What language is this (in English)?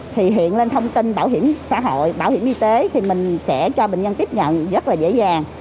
Vietnamese